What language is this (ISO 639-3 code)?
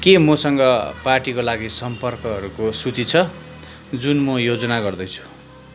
nep